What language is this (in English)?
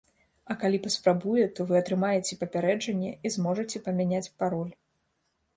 Belarusian